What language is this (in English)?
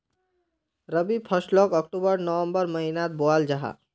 Magahi